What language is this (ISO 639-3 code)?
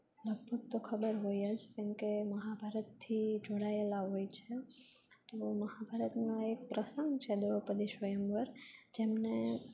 guj